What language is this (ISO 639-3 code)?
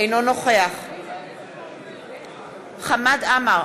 heb